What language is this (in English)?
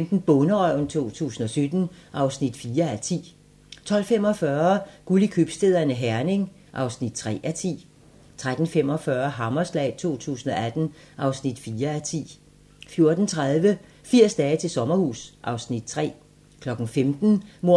Danish